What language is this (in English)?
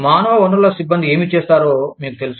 Telugu